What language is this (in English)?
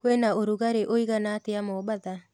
Kikuyu